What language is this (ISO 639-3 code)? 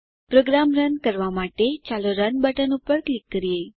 guj